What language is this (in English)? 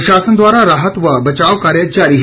Hindi